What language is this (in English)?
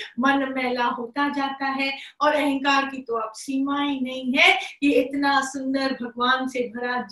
Hindi